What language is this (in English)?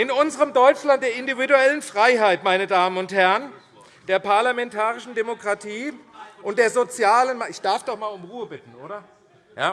German